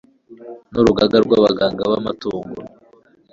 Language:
Kinyarwanda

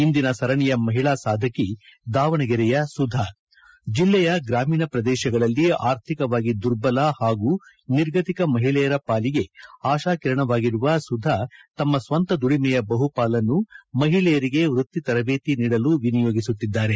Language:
Kannada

